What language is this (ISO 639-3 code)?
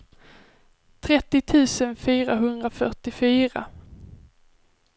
swe